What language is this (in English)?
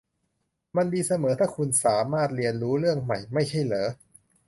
Thai